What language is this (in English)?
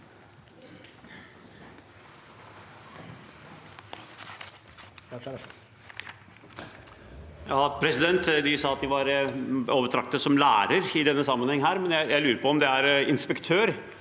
Norwegian